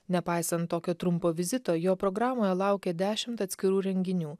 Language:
Lithuanian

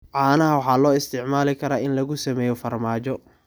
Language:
Somali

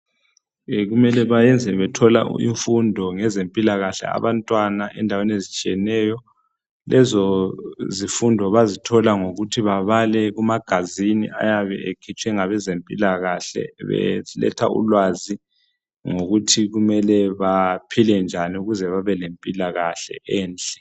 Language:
North Ndebele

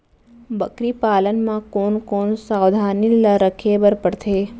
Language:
Chhattisgarhi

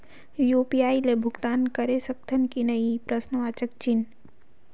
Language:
Chhattisgarhi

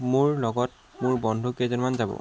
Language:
Assamese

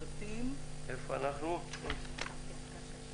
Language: Hebrew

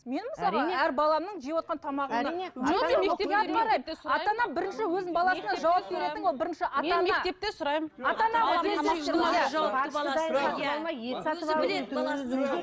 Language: Kazakh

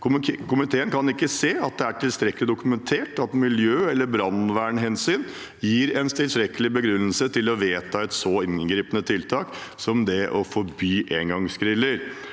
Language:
Norwegian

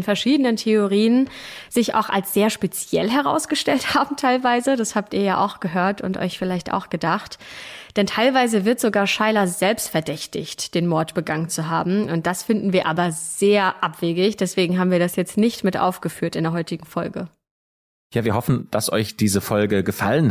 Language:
German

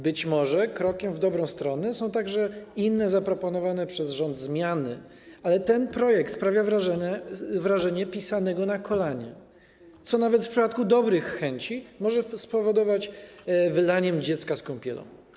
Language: Polish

